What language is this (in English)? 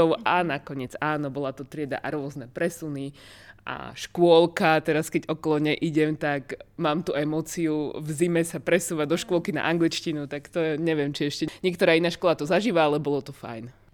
Slovak